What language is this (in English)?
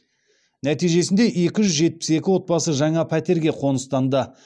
Kazakh